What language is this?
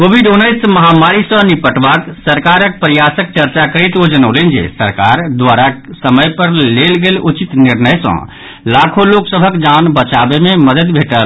Maithili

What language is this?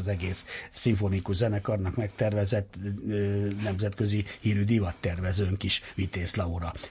Hungarian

